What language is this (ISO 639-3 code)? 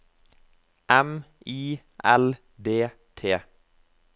nor